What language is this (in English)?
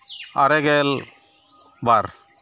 Santali